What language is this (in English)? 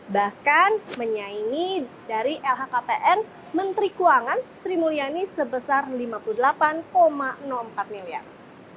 Indonesian